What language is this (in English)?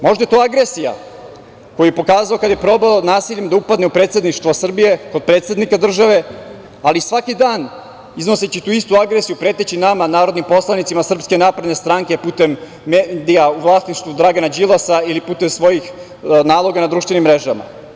Serbian